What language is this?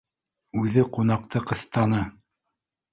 Bashkir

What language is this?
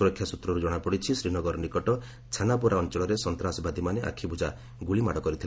Odia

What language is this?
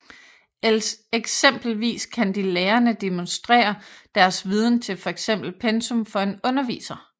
Danish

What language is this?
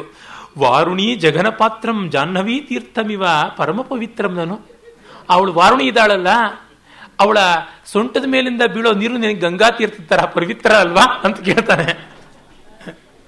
Kannada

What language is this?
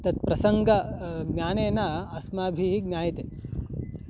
Sanskrit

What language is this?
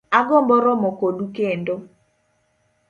Luo (Kenya and Tanzania)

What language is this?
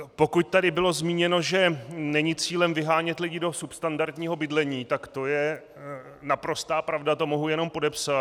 Czech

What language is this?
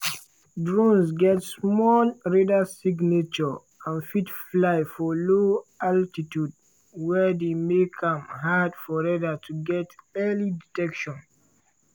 Nigerian Pidgin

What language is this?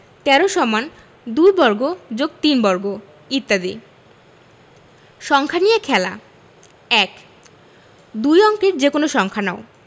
Bangla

